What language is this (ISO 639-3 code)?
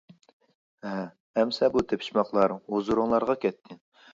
uig